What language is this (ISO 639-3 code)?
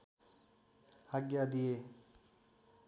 nep